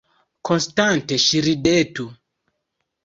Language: Esperanto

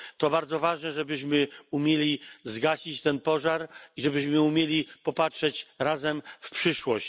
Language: Polish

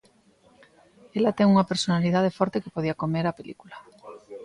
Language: Galician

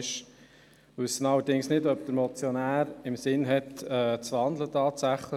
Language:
Swiss German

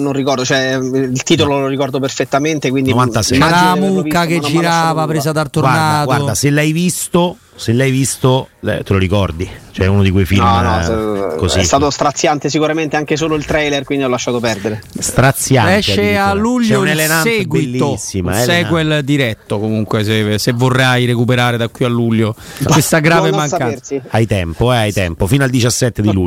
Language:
Italian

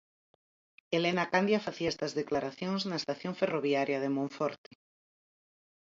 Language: Galician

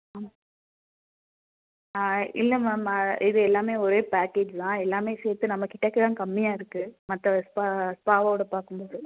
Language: Tamil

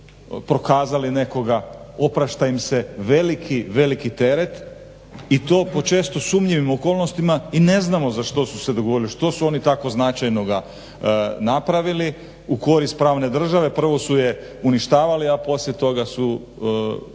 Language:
Croatian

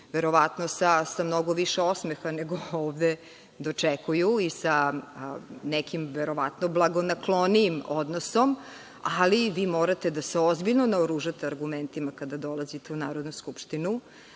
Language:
Serbian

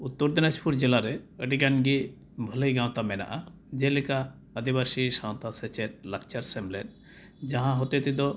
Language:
Santali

